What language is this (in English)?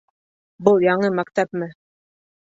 Bashkir